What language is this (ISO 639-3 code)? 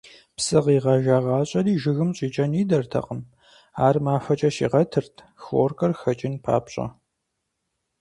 kbd